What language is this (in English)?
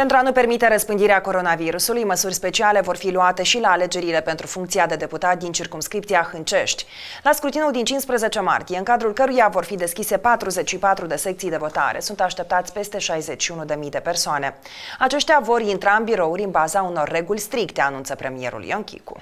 Romanian